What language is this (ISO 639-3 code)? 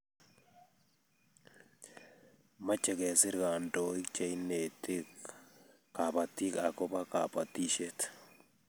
kln